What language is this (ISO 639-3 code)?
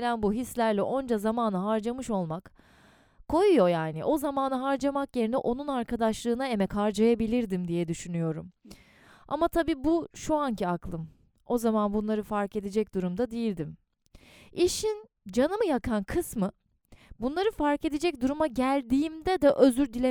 tur